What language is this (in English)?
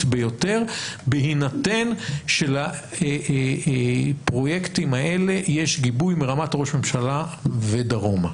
Hebrew